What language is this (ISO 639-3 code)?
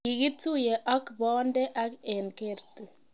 kln